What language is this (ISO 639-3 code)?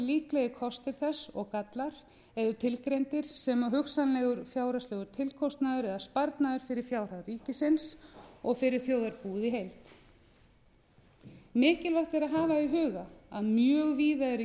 isl